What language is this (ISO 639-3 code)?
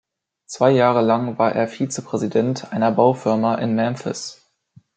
deu